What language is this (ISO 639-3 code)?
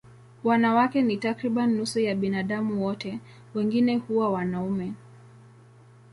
swa